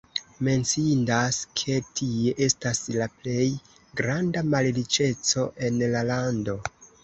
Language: Esperanto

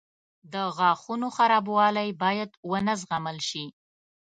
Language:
Pashto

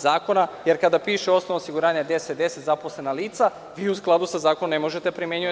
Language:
Serbian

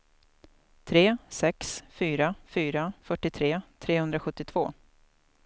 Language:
Swedish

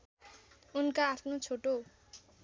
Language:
Nepali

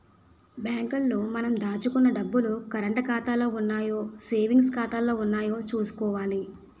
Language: Telugu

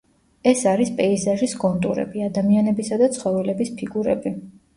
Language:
Georgian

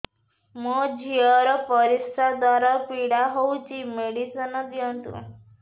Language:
Odia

